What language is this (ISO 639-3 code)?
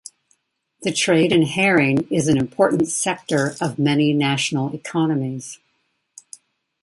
eng